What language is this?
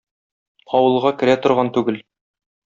Tatar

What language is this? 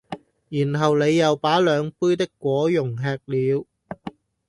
Cantonese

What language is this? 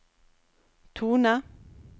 Norwegian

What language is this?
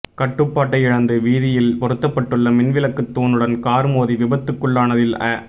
Tamil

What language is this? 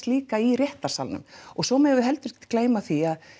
Icelandic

